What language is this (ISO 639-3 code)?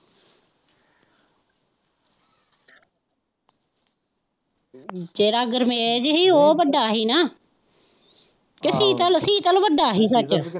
pan